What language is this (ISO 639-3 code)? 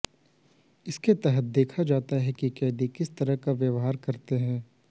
hin